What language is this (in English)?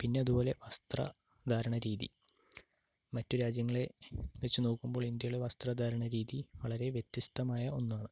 Malayalam